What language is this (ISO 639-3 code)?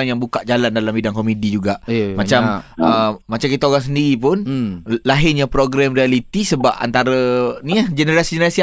msa